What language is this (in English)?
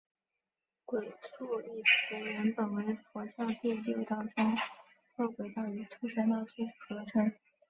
Chinese